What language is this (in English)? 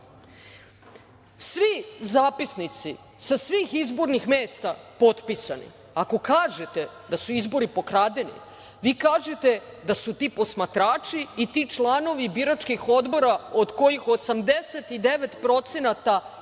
Serbian